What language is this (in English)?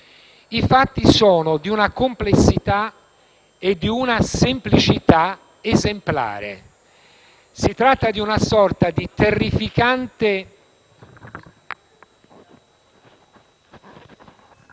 Italian